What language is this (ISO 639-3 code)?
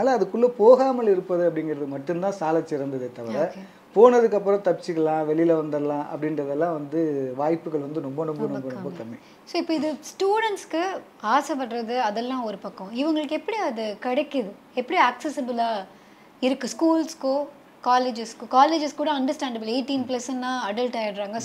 tam